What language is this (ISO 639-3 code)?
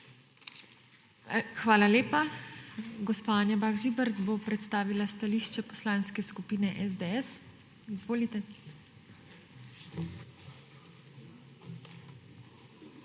slv